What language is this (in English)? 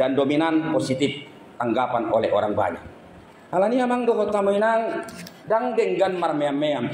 Indonesian